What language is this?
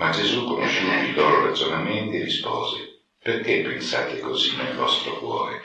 Italian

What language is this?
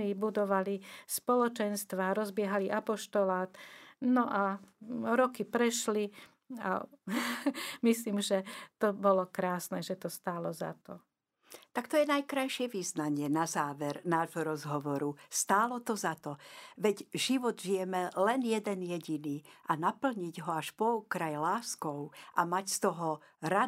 Slovak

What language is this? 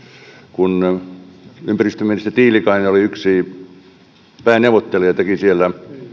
Finnish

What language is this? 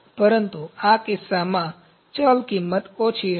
Gujarati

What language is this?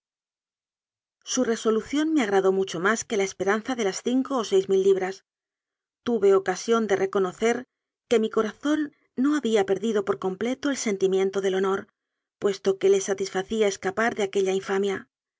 Spanish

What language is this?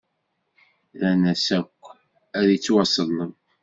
Kabyle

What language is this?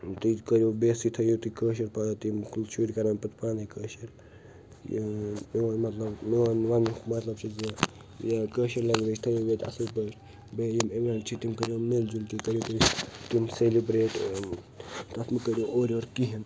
Kashmiri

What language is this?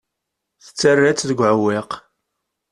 Kabyle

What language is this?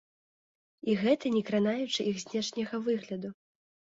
Belarusian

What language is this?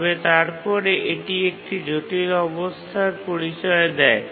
Bangla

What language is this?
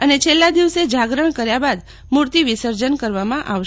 Gujarati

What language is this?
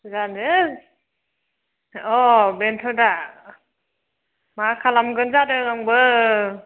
Bodo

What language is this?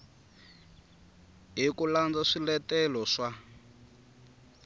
Tsonga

